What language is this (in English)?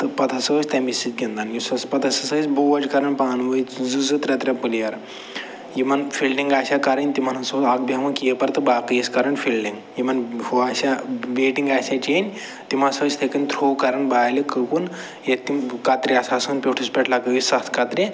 Kashmiri